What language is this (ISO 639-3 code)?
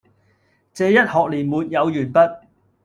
yue